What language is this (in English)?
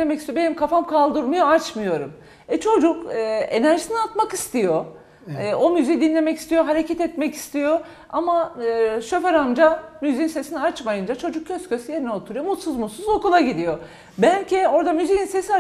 Turkish